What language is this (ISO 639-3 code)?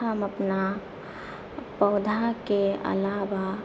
mai